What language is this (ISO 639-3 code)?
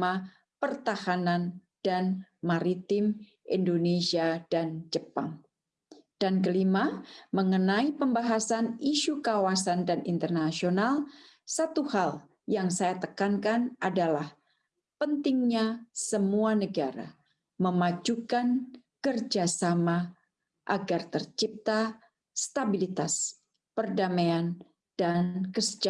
ind